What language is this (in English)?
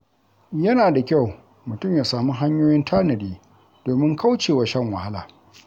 Hausa